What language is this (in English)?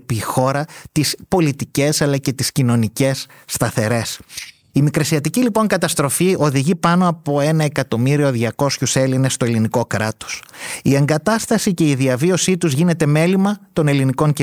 Greek